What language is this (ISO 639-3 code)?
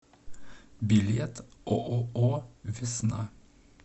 rus